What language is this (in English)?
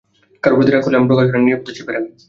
Bangla